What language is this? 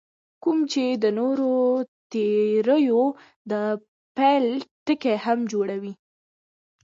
Pashto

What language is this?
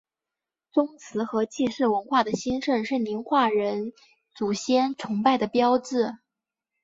Chinese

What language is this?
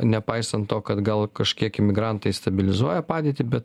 Lithuanian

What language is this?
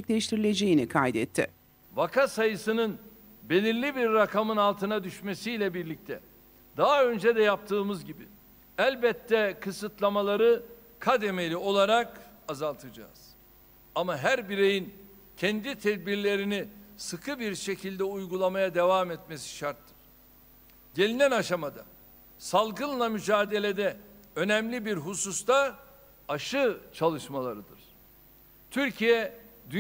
Turkish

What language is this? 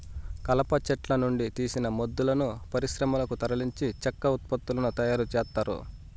Telugu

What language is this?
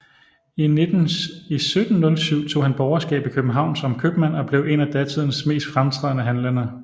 Danish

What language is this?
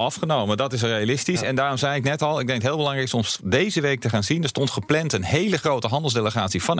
Dutch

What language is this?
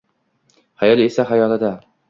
Uzbek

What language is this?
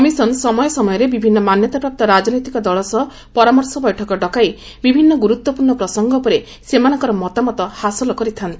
Odia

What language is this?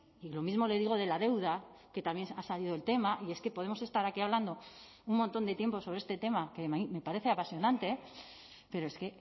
Spanish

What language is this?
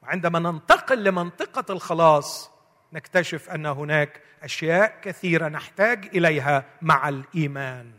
Arabic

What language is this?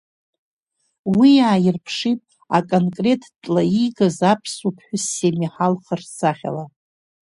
Abkhazian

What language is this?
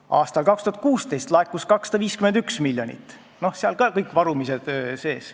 Estonian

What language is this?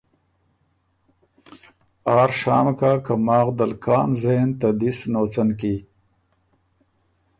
Ormuri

